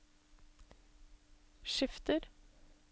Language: Norwegian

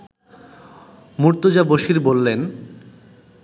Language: Bangla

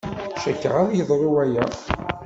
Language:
Kabyle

